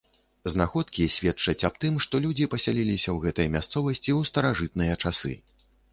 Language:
Belarusian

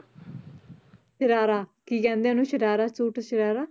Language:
Punjabi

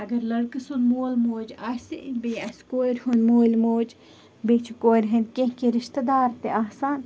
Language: Kashmiri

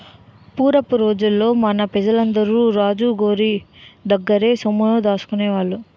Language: Telugu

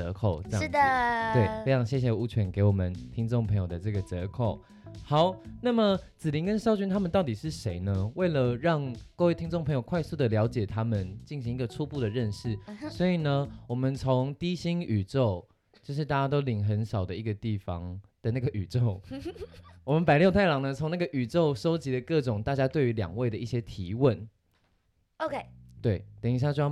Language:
Chinese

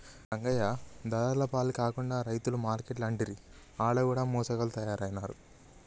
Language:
Telugu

